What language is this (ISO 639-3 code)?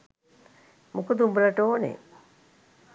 sin